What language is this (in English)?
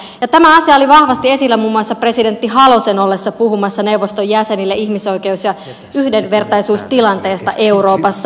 Finnish